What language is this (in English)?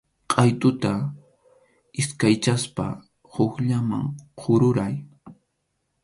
Arequipa-La Unión Quechua